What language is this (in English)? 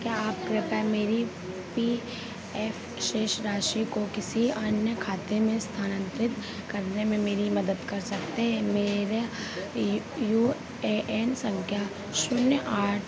Hindi